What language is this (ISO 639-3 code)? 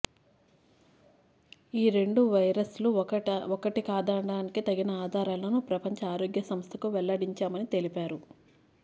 tel